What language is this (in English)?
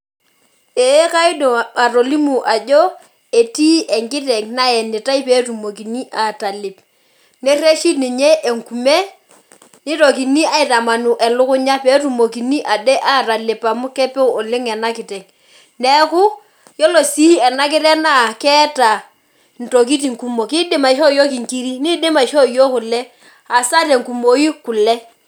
Masai